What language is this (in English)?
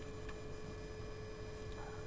Wolof